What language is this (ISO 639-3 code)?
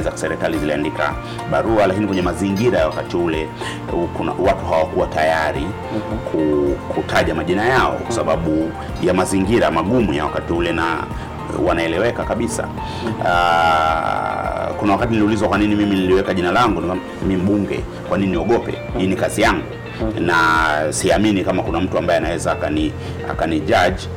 swa